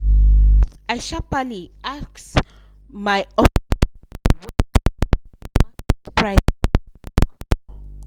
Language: Nigerian Pidgin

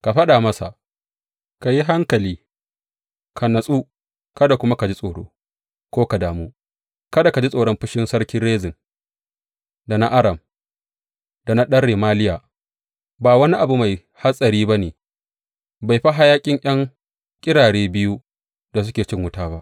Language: Hausa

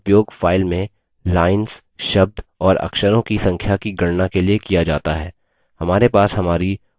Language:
Hindi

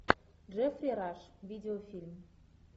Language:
Russian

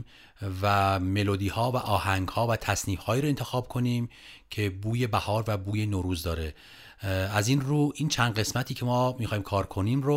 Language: Persian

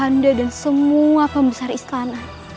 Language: Indonesian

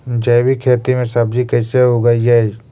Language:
Magahi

